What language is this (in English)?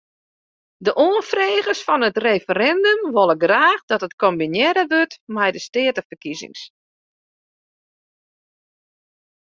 Western Frisian